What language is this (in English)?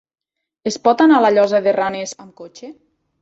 Catalan